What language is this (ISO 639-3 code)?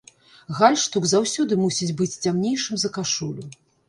bel